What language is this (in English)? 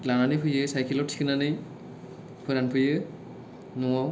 Bodo